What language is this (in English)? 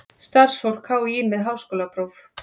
Icelandic